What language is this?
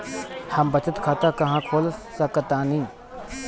Bhojpuri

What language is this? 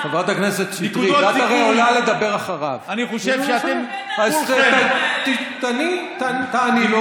Hebrew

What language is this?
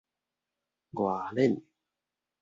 Min Nan Chinese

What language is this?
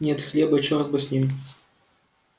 Russian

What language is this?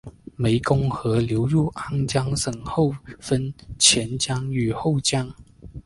Chinese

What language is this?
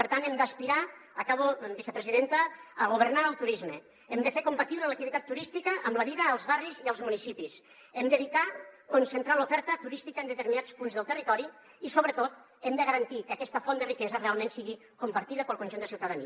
Catalan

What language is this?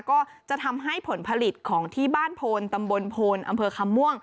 Thai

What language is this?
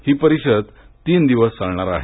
Marathi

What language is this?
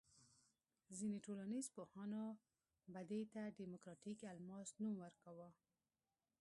Pashto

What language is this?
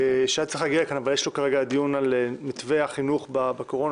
Hebrew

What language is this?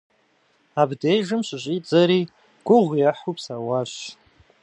Kabardian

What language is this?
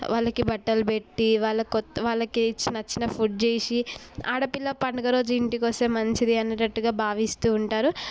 Telugu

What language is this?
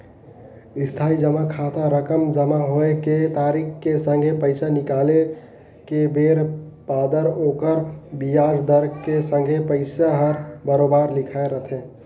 Chhattisgarhi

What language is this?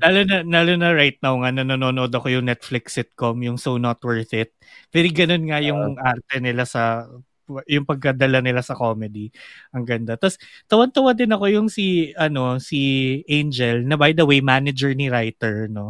Filipino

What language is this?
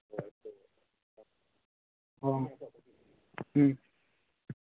Santali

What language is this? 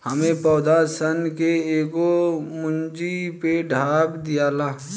Bhojpuri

